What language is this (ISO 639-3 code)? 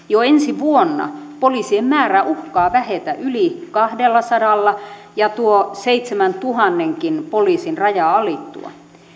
fin